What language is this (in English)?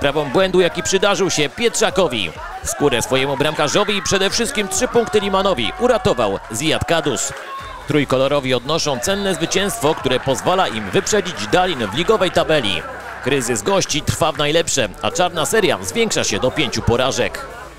Polish